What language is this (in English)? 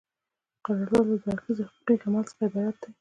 Pashto